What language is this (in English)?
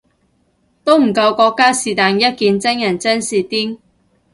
Cantonese